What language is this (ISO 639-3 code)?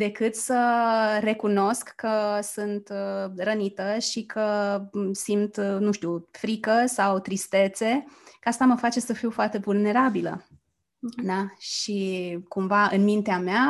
ron